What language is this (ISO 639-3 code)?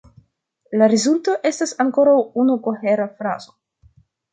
epo